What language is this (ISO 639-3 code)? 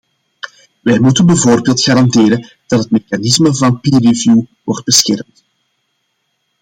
nld